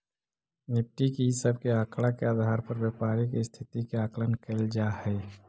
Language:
Magahi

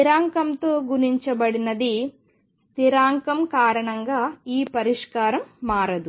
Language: Telugu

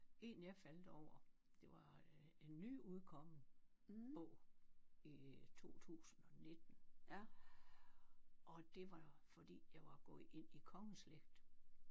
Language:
Danish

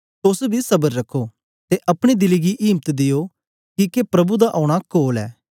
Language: Dogri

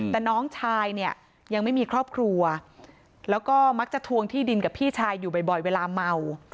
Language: Thai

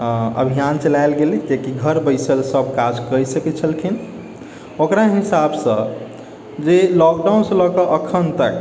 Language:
Maithili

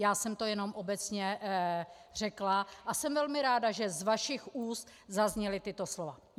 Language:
Czech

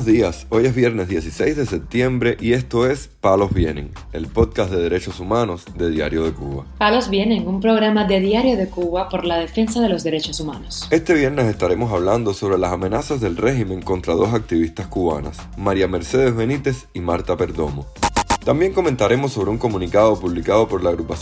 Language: Spanish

